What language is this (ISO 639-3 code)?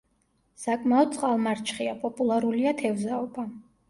kat